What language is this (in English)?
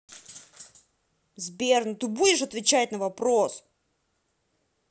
Russian